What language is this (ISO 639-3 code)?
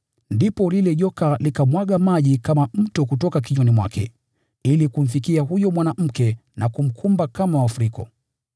swa